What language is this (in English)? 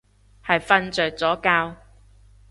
Cantonese